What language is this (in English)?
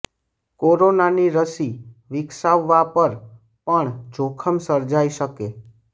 Gujarati